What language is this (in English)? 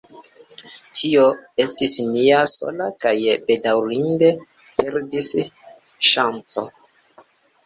Esperanto